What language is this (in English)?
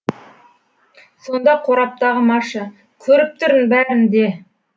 Kazakh